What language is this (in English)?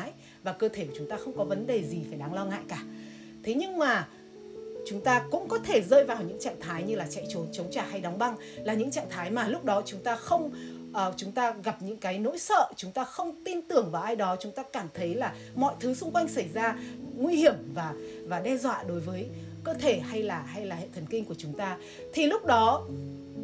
Vietnamese